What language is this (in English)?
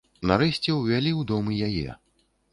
Belarusian